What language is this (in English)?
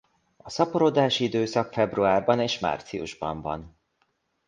Hungarian